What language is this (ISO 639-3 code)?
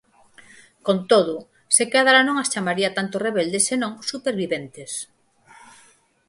glg